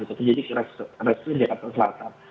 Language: Indonesian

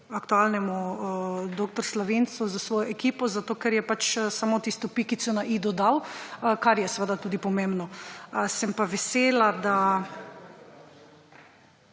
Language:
Slovenian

